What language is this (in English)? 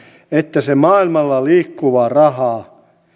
Finnish